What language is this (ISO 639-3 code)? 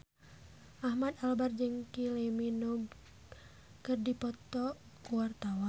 sun